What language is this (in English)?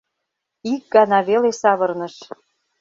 Mari